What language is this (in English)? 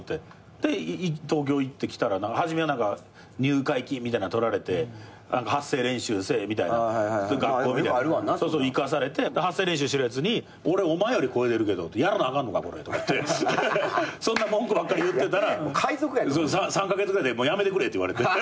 Japanese